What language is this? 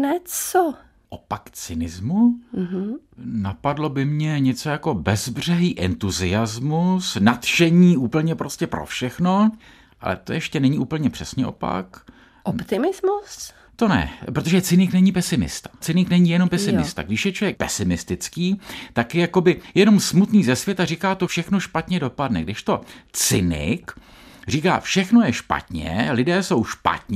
Czech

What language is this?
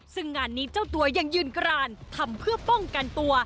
Thai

